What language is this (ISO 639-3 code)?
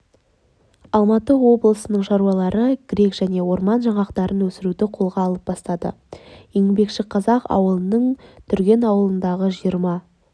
kaz